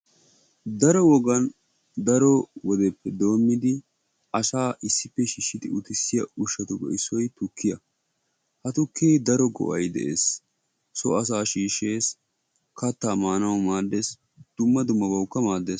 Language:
Wolaytta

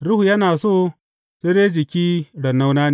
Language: Hausa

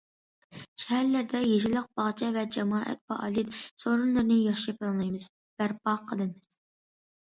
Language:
Uyghur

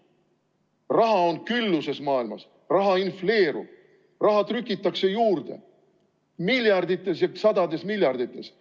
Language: Estonian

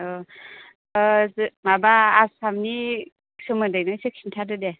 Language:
Bodo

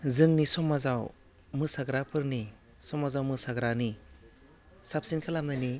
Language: Bodo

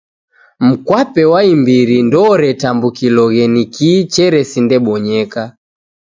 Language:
Taita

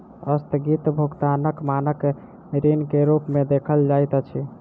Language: Maithili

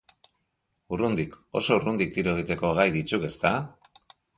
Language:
Basque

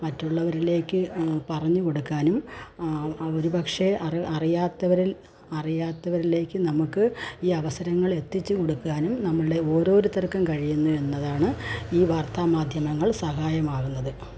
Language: Malayalam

